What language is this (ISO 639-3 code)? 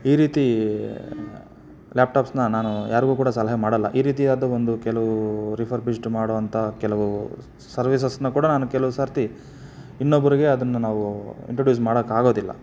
kan